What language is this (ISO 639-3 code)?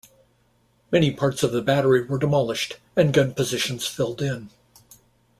eng